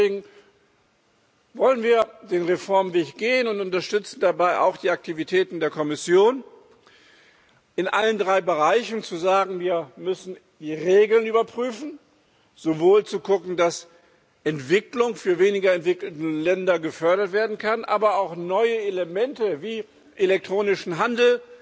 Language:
German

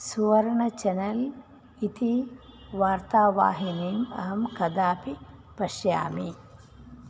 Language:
Sanskrit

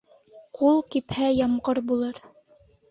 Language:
Bashkir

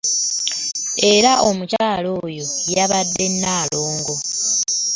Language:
Ganda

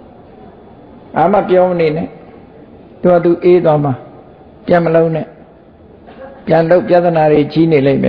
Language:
Thai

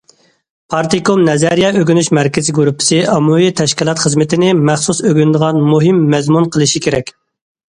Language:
Uyghur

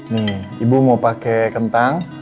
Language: Indonesian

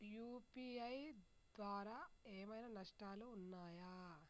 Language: Telugu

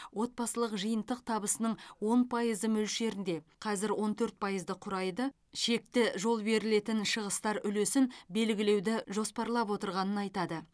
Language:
Kazakh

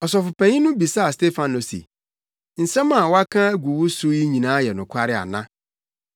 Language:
Akan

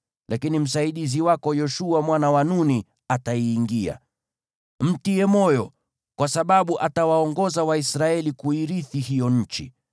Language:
Swahili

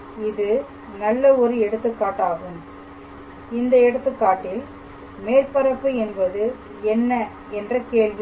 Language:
Tamil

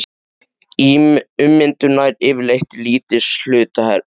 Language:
Icelandic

